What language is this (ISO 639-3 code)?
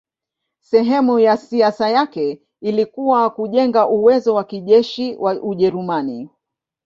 swa